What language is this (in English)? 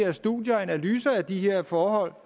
Danish